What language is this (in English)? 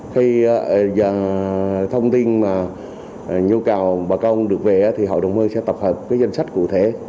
Vietnamese